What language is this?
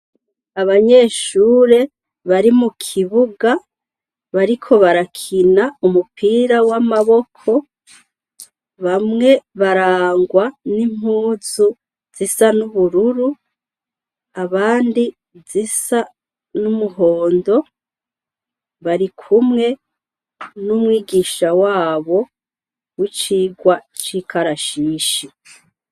Rundi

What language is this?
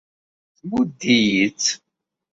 Kabyle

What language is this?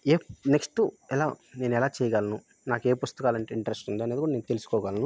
Telugu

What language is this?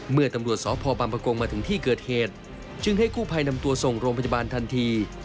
Thai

